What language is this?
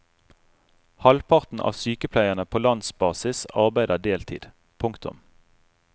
Norwegian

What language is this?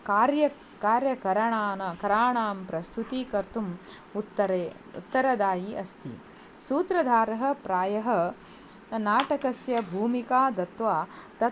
Sanskrit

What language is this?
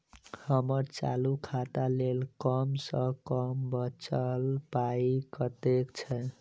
Maithili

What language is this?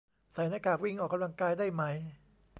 Thai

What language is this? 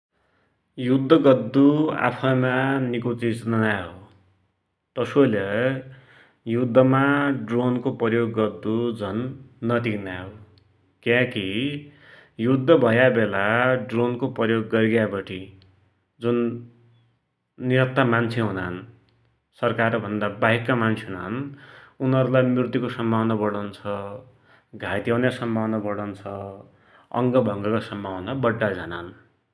Dotyali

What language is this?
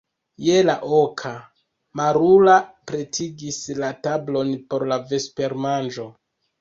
Esperanto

